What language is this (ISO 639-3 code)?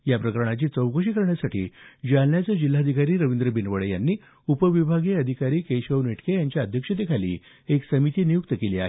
mar